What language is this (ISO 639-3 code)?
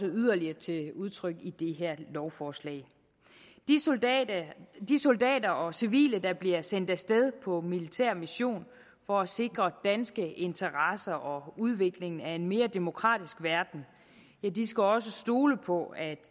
dan